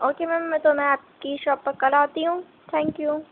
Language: Urdu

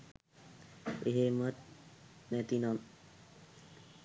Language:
Sinhala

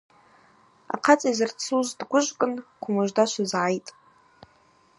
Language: Abaza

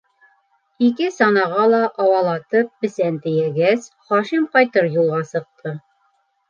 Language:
Bashkir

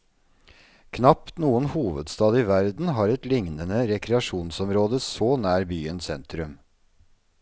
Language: Norwegian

